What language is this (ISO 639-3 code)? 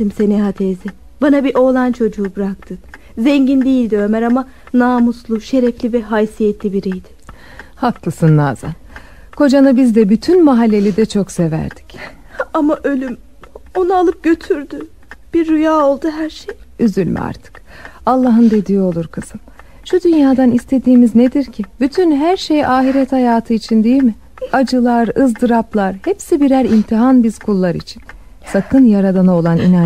tur